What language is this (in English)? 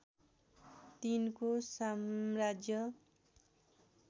Nepali